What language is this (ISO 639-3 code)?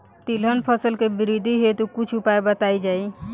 bho